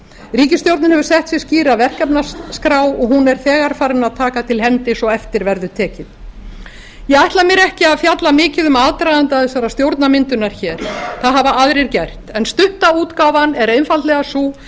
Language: Icelandic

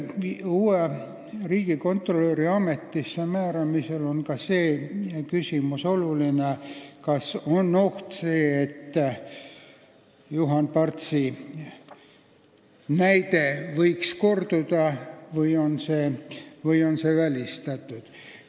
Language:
Estonian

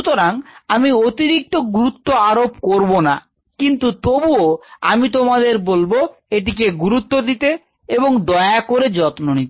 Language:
Bangla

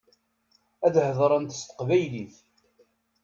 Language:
Kabyle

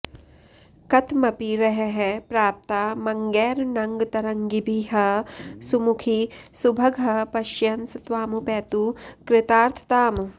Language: Sanskrit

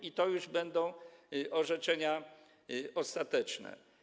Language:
Polish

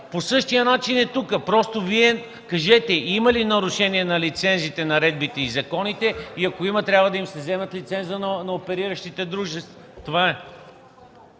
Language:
Bulgarian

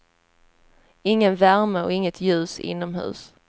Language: Swedish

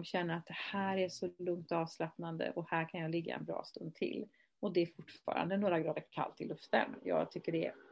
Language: Swedish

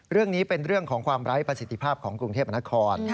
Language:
Thai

